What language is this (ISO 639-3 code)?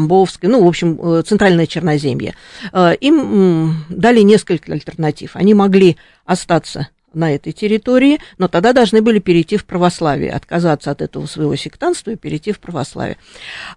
rus